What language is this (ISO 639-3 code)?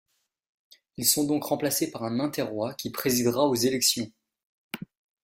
fra